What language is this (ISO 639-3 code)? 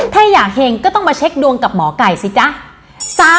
tha